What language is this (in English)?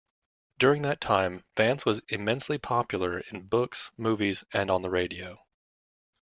English